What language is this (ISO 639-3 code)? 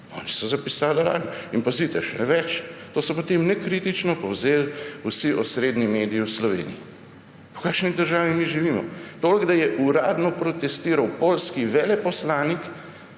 slv